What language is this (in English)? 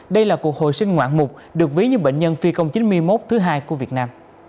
Vietnamese